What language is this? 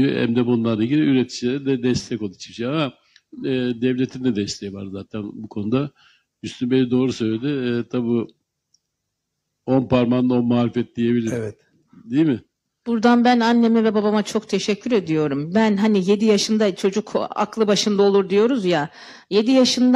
Turkish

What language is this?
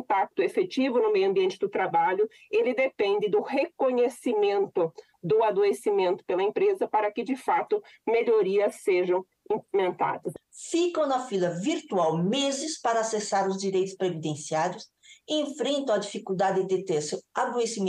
Portuguese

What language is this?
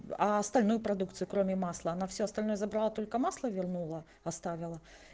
Russian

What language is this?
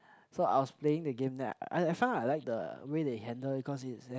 English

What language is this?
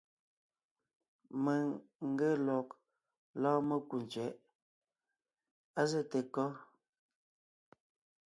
Ngiemboon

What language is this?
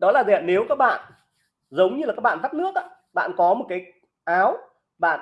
Vietnamese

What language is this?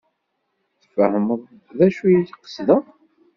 Kabyle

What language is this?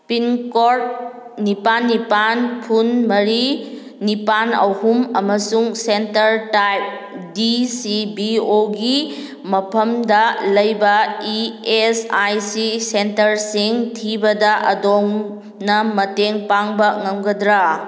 Manipuri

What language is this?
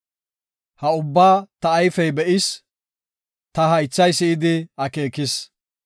Gofa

